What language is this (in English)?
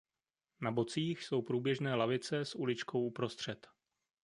Czech